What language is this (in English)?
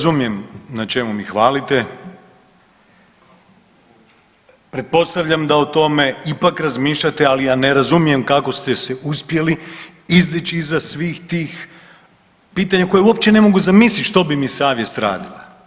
Croatian